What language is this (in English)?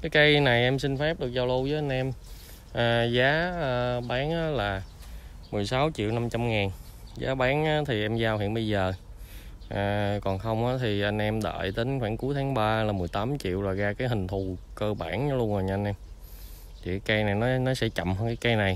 Vietnamese